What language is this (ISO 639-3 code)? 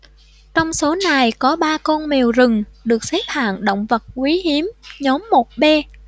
vie